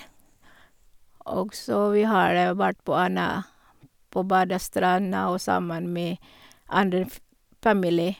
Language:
Norwegian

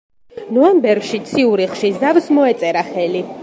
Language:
Georgian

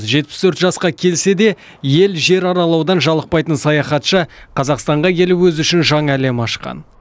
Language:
Kazakh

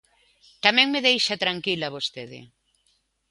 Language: Galician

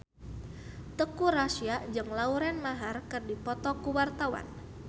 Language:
Sundanese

